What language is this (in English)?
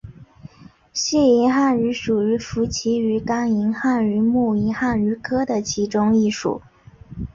Chinese